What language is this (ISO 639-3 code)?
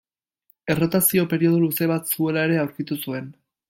eus